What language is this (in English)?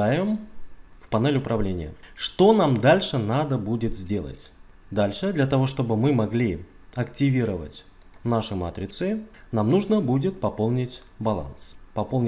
Russian